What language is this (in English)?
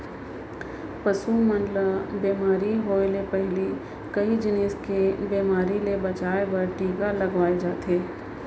Chhattisgarhi